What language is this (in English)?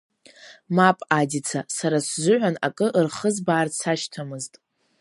Abkhazian